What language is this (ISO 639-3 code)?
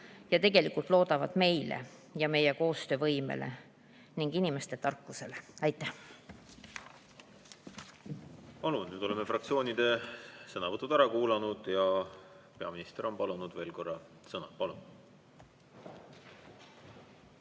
est